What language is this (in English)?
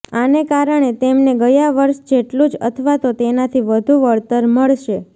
Gujarati